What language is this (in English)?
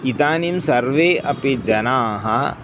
Sanskrit